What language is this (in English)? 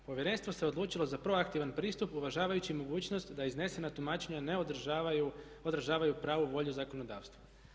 Croatian